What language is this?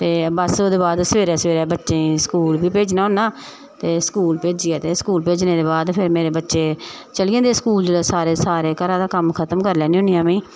Dogri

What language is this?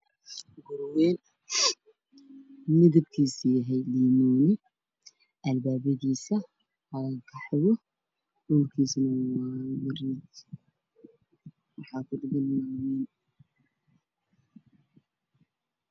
Somali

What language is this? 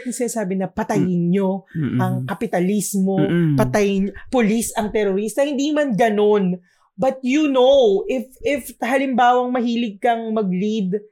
Filipino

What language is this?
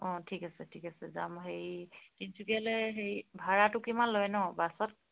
Assamese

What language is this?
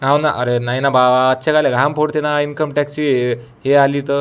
Marathi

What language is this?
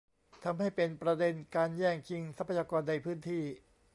Thai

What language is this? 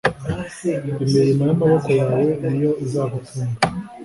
Kinyarwanda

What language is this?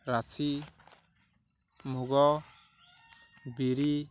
Odia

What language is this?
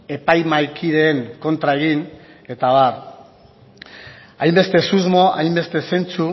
Basque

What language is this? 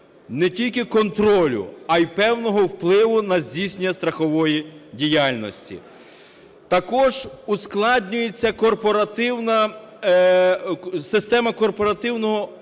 Ukrainian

